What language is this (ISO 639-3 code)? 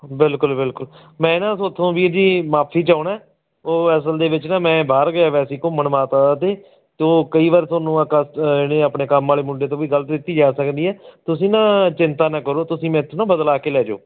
pan